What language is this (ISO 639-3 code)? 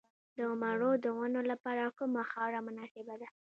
pus